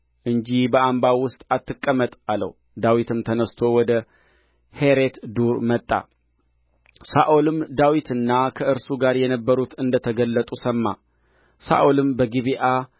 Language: Amharic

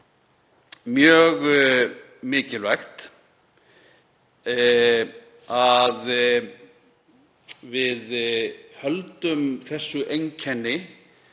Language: Icelandic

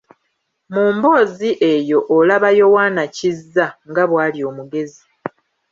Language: Ganda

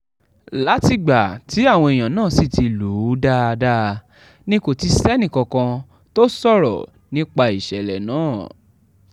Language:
Yoruba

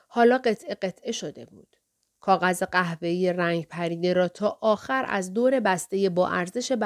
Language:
Persian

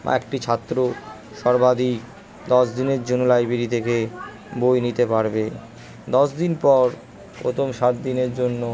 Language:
Bangla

